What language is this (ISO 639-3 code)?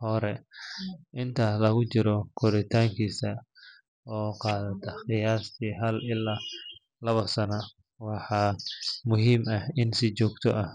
som